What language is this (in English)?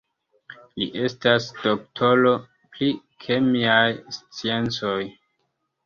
Esperanto